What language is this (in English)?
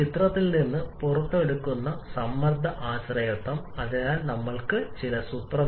Malayalam